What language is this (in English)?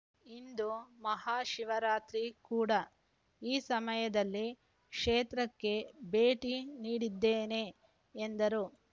Kannada